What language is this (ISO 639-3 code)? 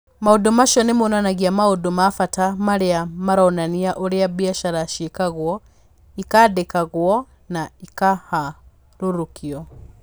kik